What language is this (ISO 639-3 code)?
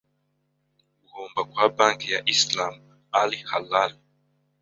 kin